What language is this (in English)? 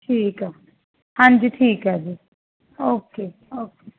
Punjabi